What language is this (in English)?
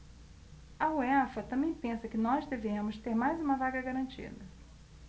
Portuguese